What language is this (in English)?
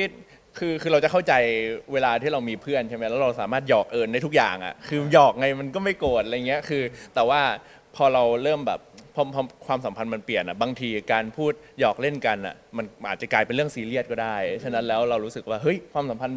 Thai